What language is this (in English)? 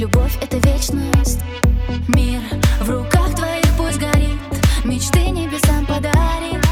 Russian